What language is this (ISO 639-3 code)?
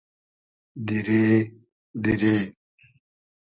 haz